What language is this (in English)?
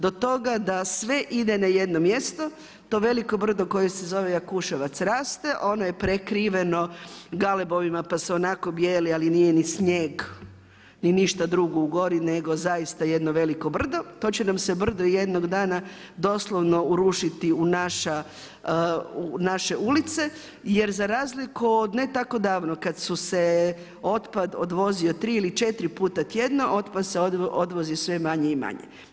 Croatian